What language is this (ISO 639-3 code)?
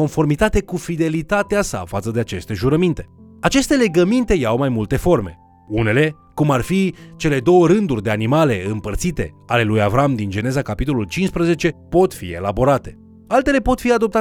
ron